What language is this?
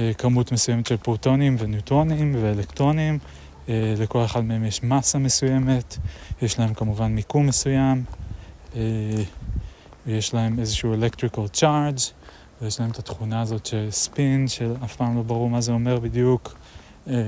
Hebrew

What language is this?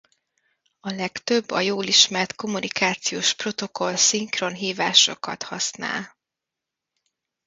Hungarian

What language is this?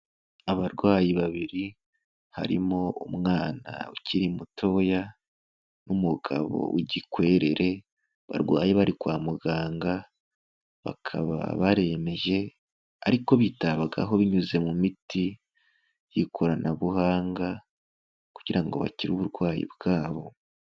Kinyarwanda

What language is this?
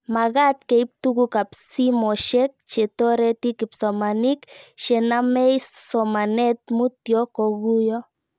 Kalenjin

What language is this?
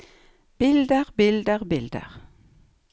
Norwegian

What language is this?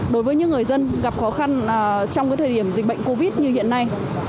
Vietnamese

